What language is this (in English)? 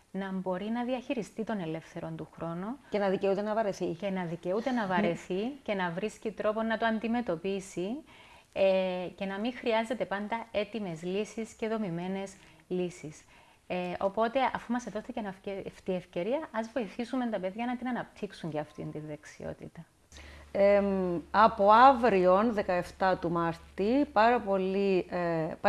Greek